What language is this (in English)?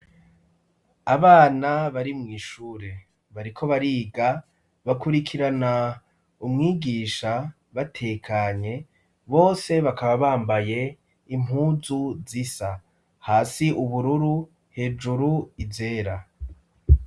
Rundi